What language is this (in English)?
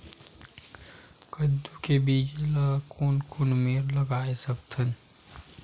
Chhattisgarhi